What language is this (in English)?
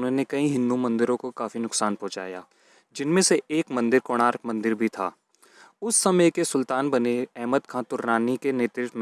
Hindi